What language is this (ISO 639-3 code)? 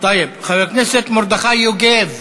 heb